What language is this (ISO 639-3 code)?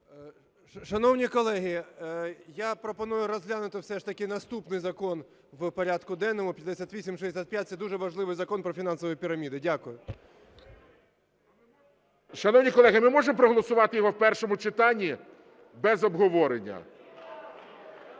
ukr